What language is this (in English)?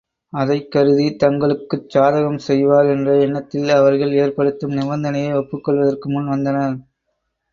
Tamil